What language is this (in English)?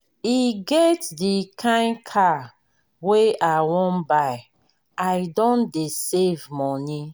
Nigerian Pidgin